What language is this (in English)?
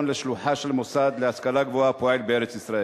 Hebrew